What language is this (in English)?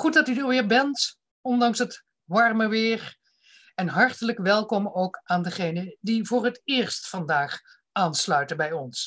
Dutch